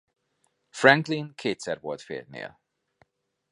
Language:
Hungarian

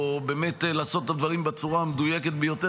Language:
Hebrew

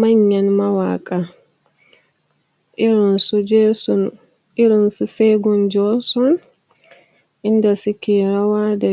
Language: Hausa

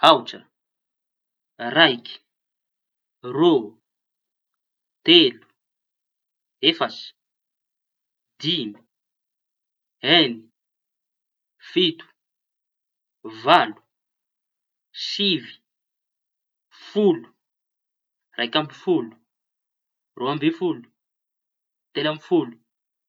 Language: Tanosy Malagasy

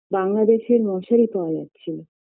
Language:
Bangla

